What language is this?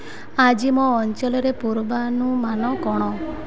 Odia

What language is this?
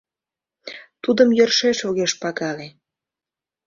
Mari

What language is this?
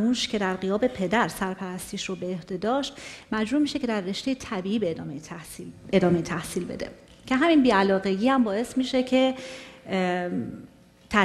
Persian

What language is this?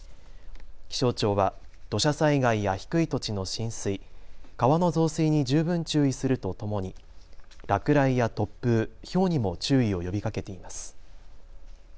Japanese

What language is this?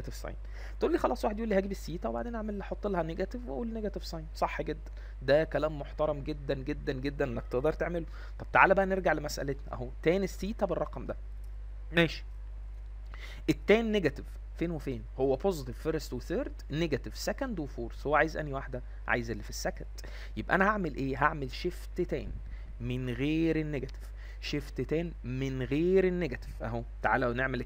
Arabic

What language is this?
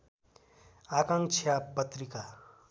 Nepali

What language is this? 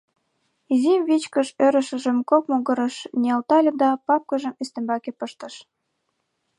Mari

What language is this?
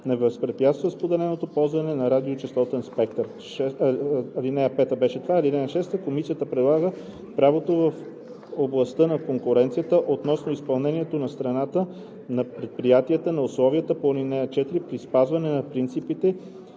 Bulgarian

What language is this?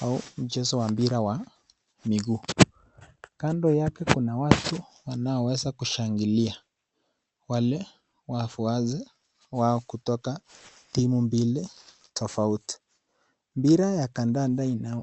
Swahili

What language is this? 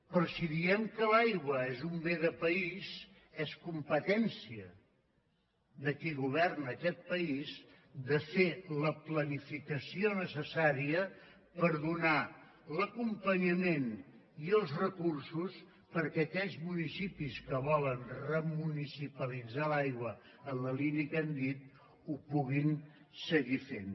Catalan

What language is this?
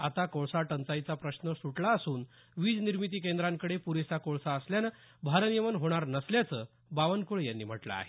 Marathi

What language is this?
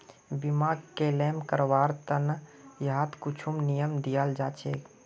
Magahi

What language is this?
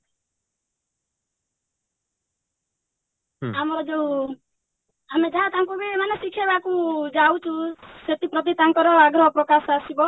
Odia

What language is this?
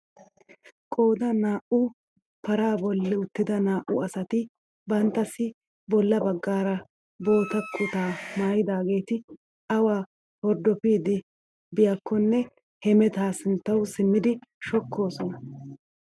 Wolaytta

